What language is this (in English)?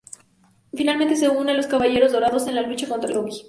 Spanish